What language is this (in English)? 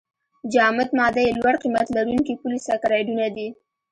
Pashto